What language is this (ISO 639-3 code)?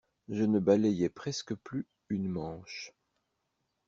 fra